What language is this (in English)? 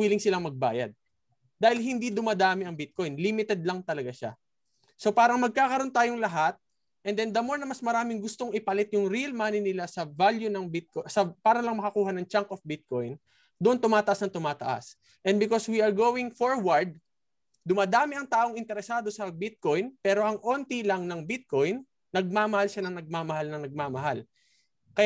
Filipino